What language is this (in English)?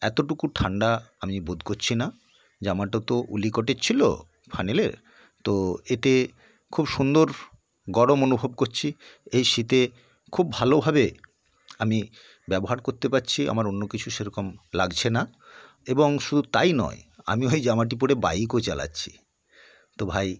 Bangla